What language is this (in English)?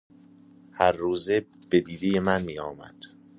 Persian